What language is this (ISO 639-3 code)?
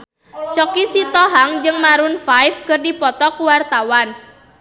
sun